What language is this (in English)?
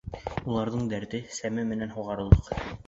Bashkir